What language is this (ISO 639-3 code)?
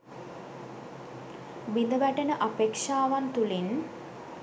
sin